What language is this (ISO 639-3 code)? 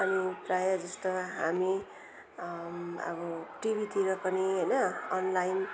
nep